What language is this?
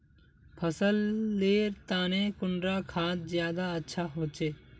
Magahi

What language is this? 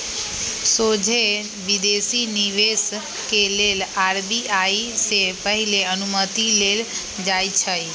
Magahi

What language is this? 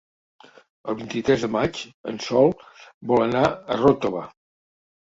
Catalan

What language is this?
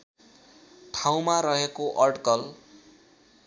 Nepali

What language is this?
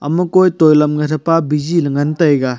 Wancho Naga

